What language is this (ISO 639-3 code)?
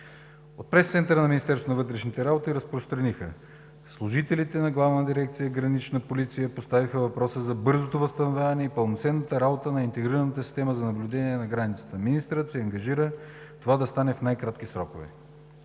bul